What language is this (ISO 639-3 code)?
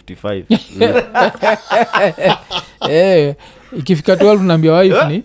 swa